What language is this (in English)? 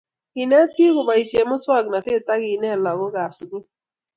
Kalenjin